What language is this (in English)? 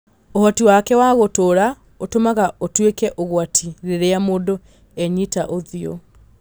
Kikuyu